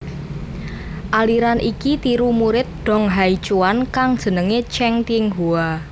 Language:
Javanese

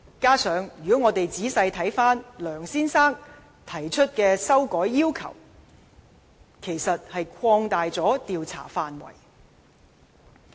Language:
Cantonese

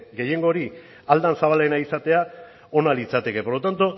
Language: Basque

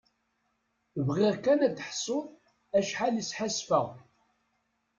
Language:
Kabyle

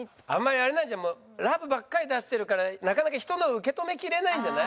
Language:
Japanese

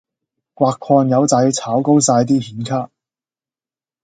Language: Cantonese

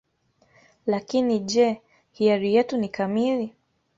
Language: Swahili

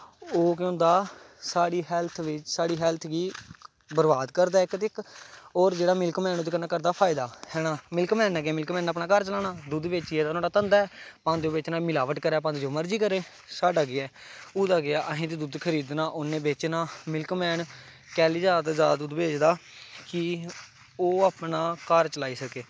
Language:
Dogri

